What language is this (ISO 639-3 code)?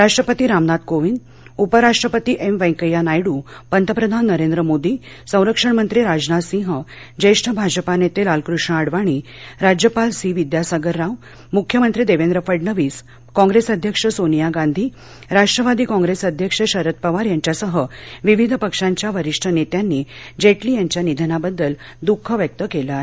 mar